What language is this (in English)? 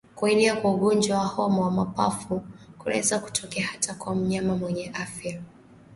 Swahili